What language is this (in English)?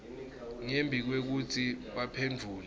Swati